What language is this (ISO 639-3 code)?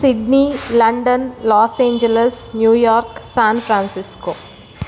tel